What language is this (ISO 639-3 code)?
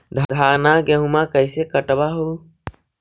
mag